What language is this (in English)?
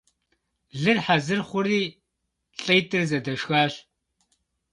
Kabardian